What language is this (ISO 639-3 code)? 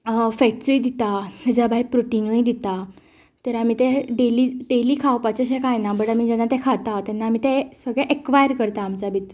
kok